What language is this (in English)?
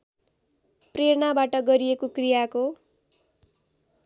Nepali